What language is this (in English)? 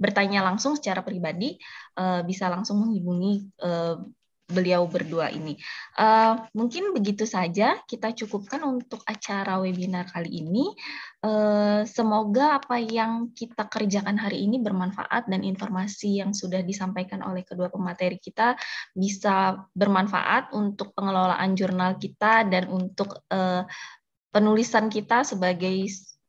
Indonesian